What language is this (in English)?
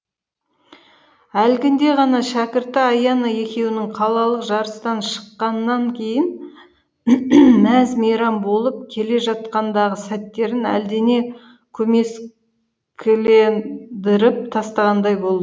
Kazakh